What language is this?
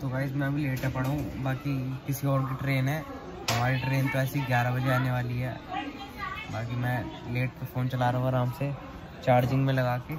Hindi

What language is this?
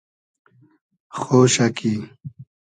Hazaragi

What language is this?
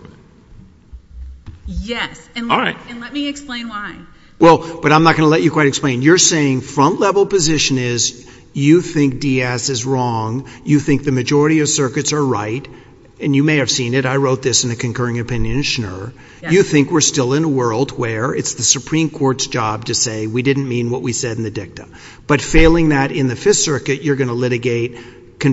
English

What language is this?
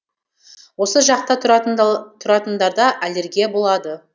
Kazakh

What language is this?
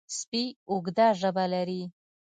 Pashto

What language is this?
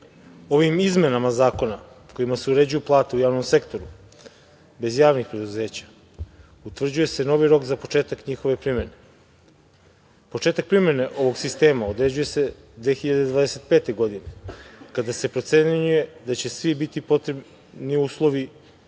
Serbian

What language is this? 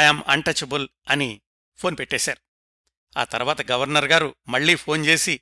Telugu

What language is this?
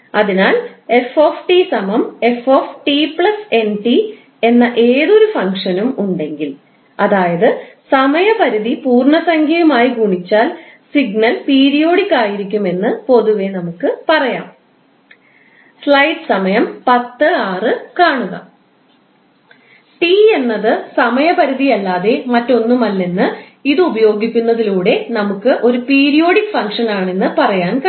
Malayalam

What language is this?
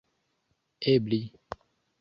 Esperanto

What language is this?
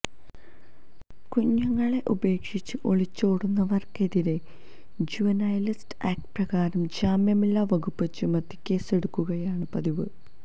Malayalam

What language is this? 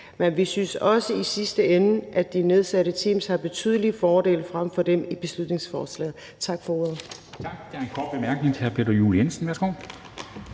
Danish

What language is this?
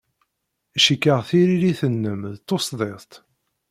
Kabyle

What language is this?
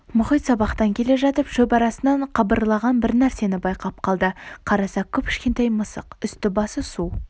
Kazakh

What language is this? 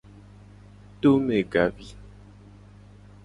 Gen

